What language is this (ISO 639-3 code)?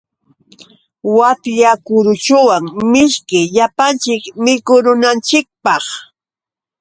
qux